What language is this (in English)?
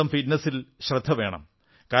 Malayalam